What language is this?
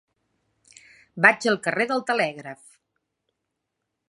Catalan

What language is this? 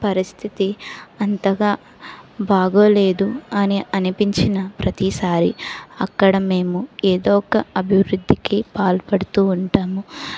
Telugu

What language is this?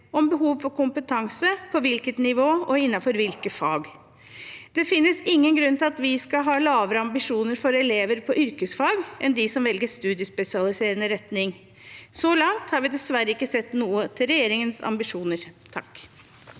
Norwegian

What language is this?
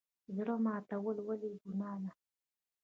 Pashto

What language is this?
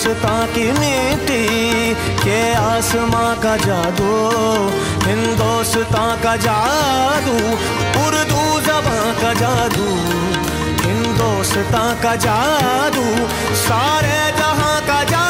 Urdu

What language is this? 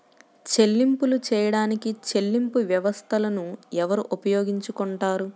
Telugu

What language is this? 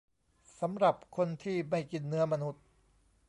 Thai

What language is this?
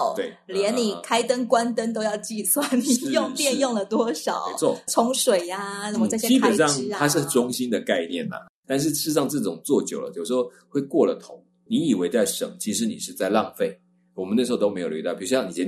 Chinese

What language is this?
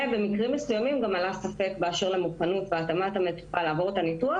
Hebrew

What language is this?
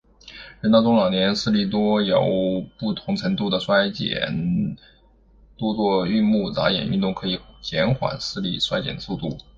Chinese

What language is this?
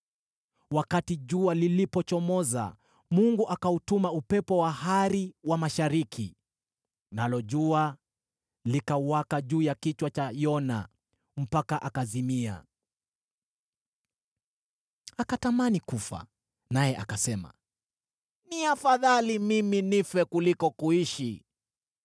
Swahili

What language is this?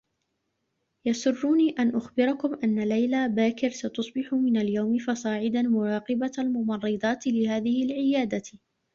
Arabic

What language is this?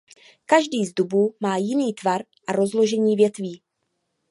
Czech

